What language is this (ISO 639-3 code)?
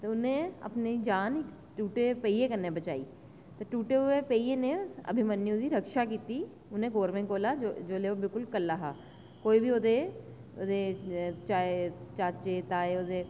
doi